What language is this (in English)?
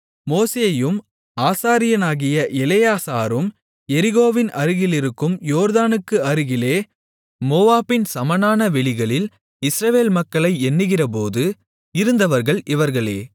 Tamil